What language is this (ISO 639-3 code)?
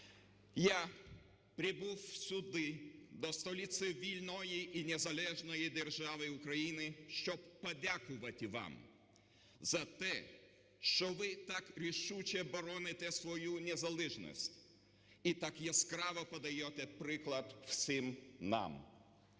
ukr